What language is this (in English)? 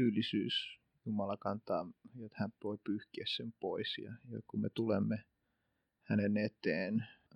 Finnish